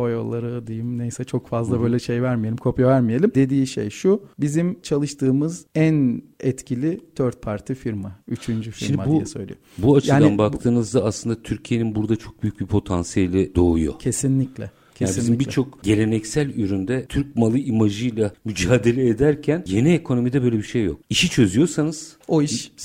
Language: Turkish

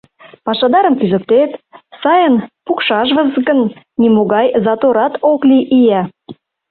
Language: Mari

